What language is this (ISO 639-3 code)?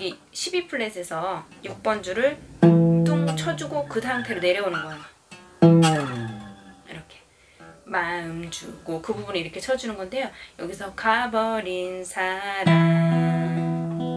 kor